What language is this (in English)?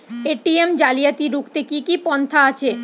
Bangla